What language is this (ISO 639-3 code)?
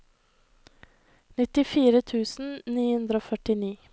nor